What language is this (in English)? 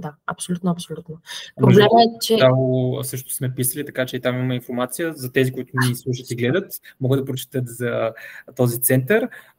Bulgarian